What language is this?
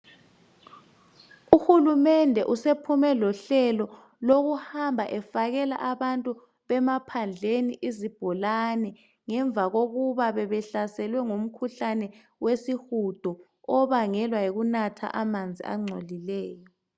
North Ndebele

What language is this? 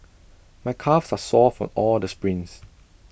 English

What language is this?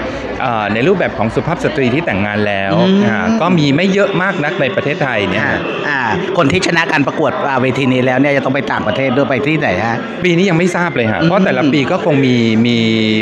Thai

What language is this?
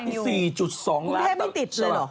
Thai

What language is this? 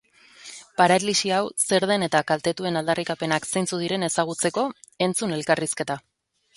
Basque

